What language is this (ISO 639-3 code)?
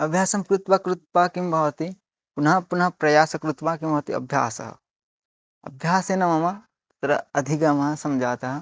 san